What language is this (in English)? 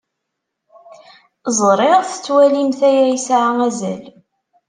Kabyle